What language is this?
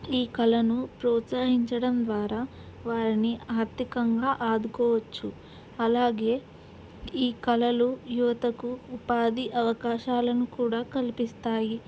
Telugu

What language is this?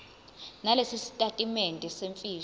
Zulu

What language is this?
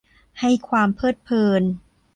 Thai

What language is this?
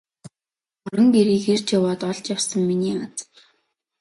Mongolian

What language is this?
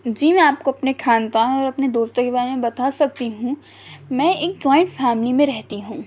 Urdu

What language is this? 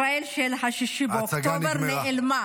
Hebrew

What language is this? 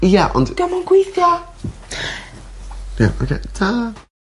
Welsh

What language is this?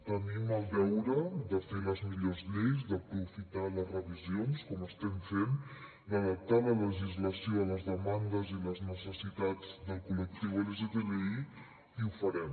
Catalan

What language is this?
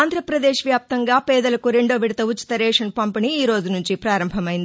Telugu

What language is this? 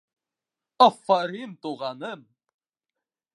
Bashkir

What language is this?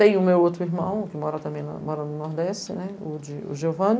Portuguese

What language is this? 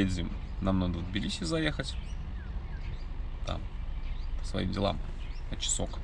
Russian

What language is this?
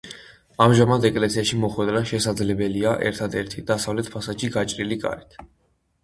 Georgian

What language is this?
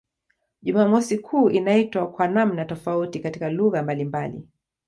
Swahili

